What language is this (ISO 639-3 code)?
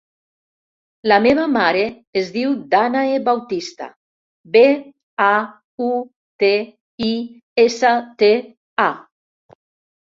cat